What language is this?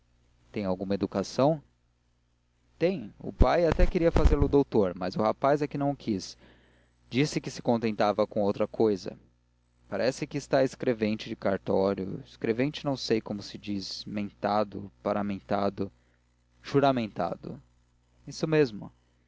Portuguese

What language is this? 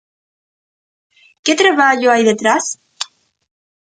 Galician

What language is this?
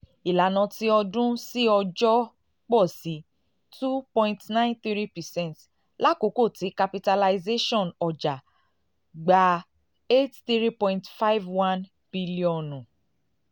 Yoruba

